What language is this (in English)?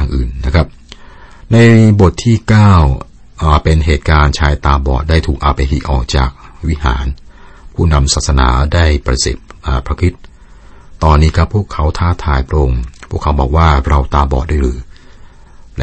Thai